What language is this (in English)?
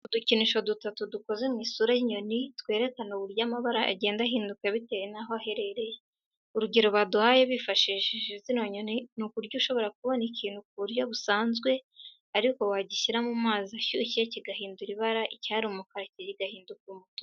Kinyarwanda